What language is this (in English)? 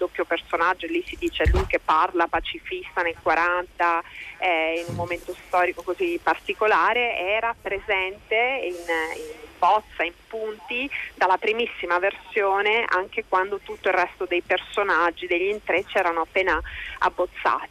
Italian